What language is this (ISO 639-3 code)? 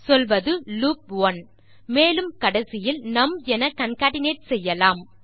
tam